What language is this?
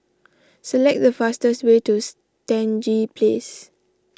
English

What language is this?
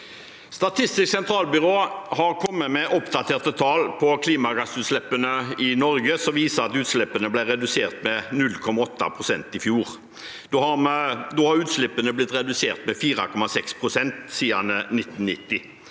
Norwegian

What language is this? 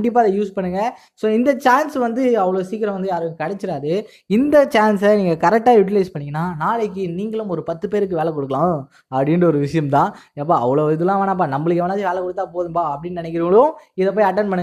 Tamil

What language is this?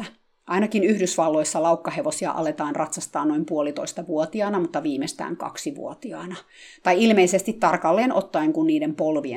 Finnish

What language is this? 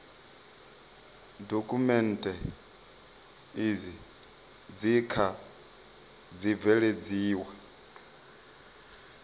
Venda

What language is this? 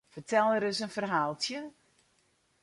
Western Frisian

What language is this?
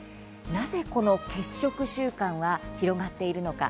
Japanese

